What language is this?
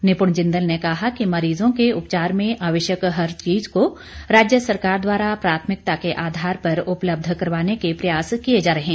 Hindi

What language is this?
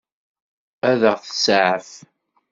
Kabyle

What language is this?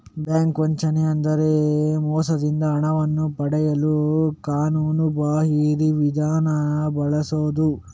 Kannada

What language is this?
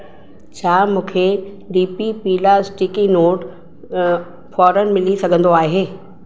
Sindhi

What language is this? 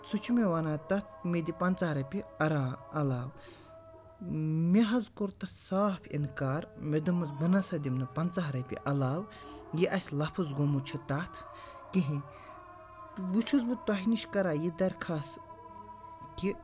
Kashmiri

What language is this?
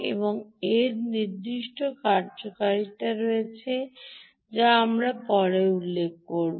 Bangla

